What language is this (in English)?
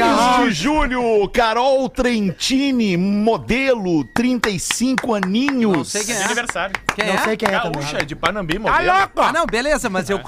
Portuguese